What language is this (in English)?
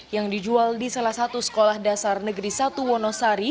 Indonesian